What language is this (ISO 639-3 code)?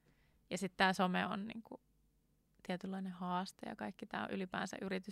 fin